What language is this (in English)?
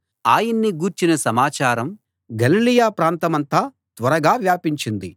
Telugu